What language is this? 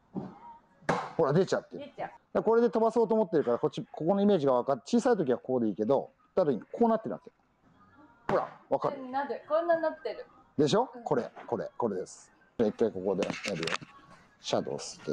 Japanese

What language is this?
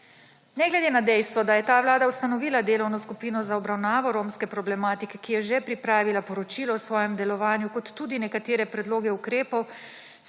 Slovenian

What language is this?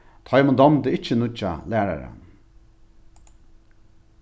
Faroese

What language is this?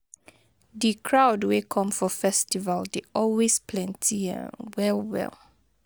Nigerian Pidgin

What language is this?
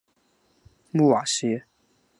Chinese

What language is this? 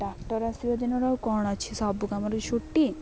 Odia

